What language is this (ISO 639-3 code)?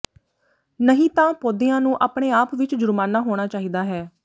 pan